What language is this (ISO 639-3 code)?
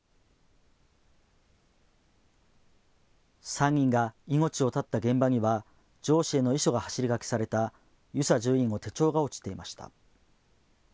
jpn